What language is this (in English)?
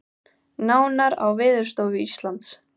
Icelandic